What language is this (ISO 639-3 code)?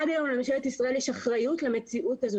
heb